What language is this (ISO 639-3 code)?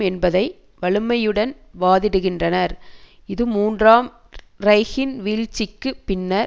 tam